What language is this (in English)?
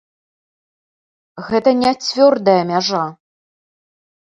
Belarusian